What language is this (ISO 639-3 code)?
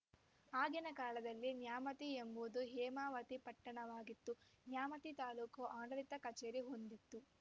kan